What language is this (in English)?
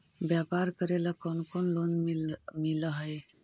Magahi